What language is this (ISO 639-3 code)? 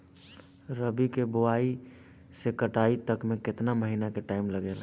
bho